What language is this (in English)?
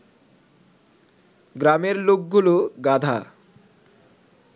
Bangla